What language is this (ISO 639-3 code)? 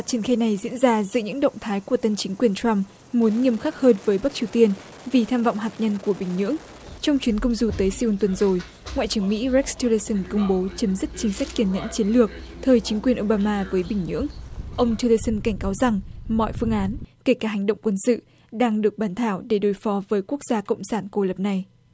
vie